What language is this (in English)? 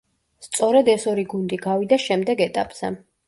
Georgian